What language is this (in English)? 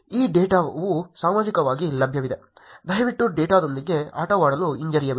Kannada